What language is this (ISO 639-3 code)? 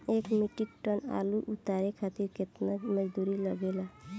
bho